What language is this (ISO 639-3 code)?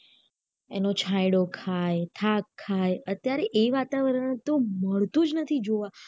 guj